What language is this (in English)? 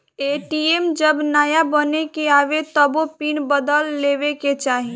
Bhojpuri